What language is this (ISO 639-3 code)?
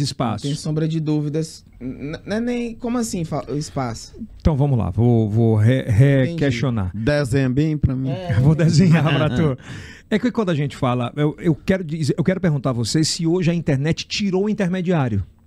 por